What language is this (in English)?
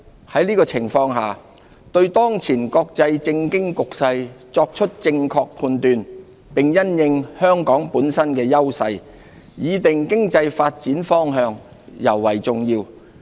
Cantonese